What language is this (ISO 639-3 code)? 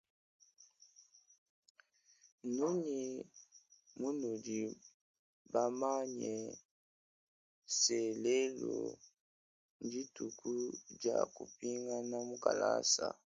lua